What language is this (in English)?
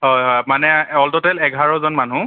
Assamese